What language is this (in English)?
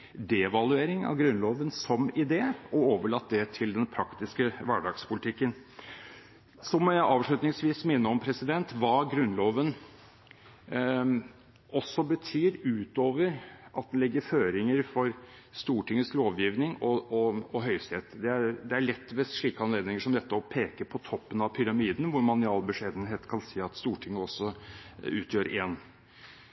Norwegian Bokmål